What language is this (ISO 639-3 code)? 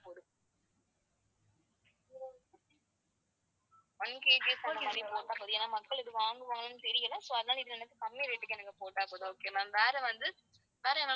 tam